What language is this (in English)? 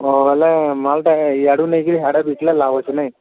Odia